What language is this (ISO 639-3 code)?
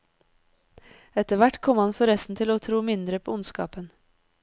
nor